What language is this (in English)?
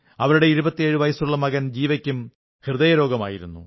Malayalam